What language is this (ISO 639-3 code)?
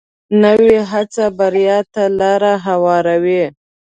pus